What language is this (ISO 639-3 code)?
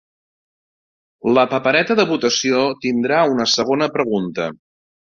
cat